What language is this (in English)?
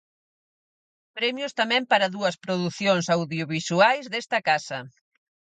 Galician